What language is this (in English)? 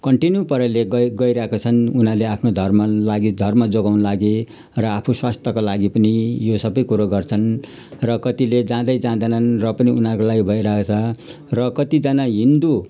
Nepali